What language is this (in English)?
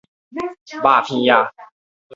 Min Nan Chinese